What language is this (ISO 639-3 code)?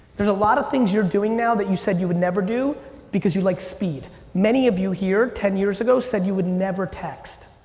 eng